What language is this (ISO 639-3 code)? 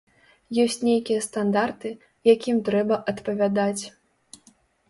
bel